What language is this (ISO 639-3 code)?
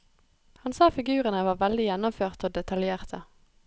nor